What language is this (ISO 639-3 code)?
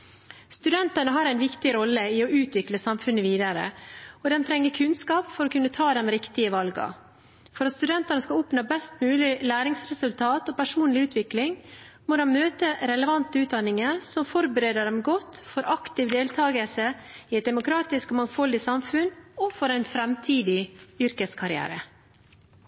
nob